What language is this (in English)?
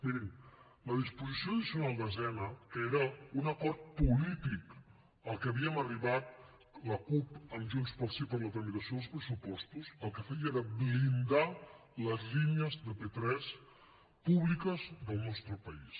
Catalan